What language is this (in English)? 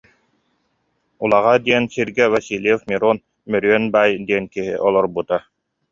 Yakut